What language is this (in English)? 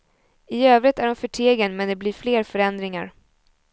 Swedish